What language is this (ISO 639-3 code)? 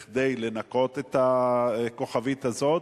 heb